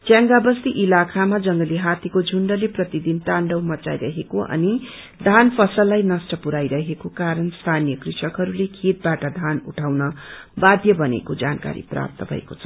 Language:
Nepali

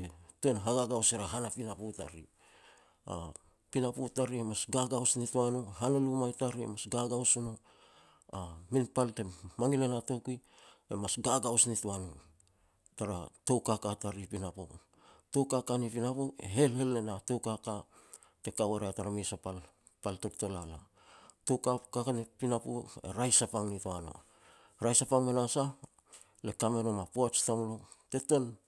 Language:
Petats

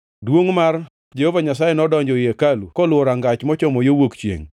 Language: Luo (Kenya and Tanzania)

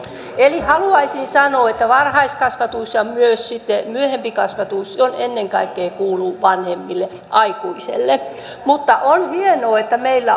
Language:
Finnish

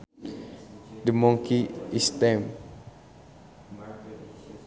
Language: Sundanese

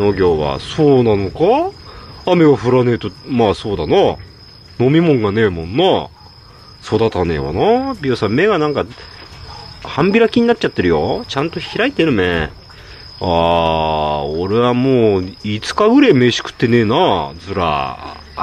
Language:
Japanese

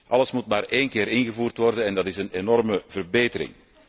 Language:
Dutch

